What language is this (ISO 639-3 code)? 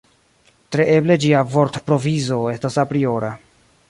epo